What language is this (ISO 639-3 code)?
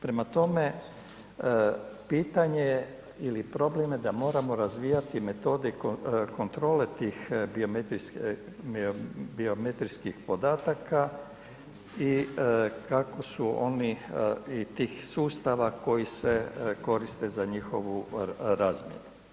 hrv